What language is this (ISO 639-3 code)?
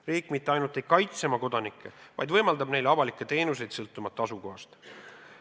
est